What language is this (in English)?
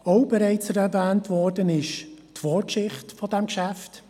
Swiss German